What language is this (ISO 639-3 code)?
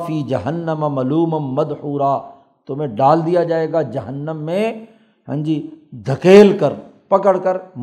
urd